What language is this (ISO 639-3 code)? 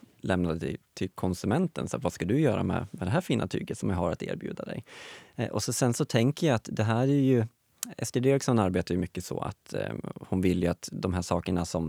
swe